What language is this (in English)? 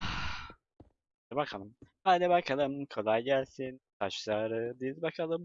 Turkish